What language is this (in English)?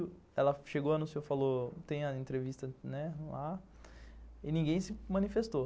Portuguese